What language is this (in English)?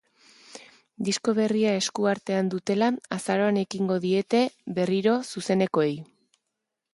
Basque